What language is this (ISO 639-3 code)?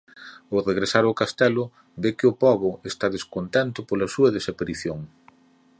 glg